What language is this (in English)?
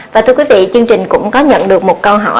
Vietnamese